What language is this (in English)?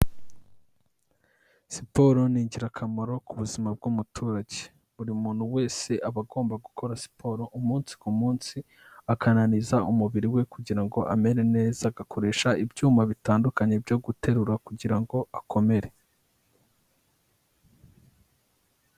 Kinyarwanda